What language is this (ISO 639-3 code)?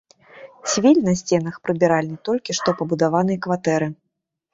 bel